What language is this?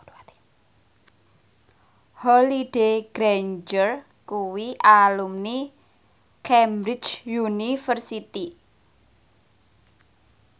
Javanese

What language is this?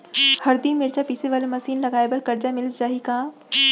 Chhattisgarhi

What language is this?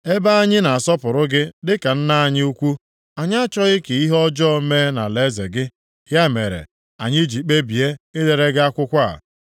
Igbo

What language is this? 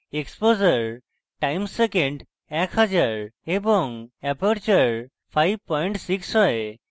Bangla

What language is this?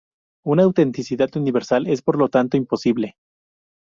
Spanish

